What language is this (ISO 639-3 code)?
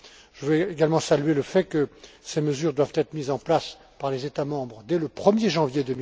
fra